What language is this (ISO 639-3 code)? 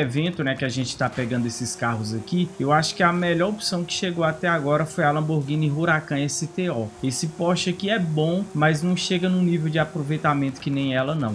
por